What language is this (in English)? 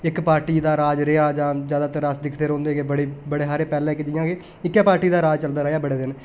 Dogri